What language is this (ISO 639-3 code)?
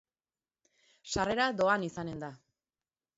eus